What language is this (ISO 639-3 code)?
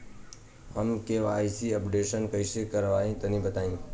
bho